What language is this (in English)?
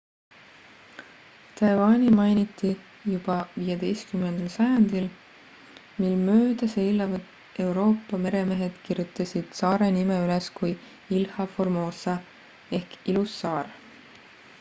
Estonian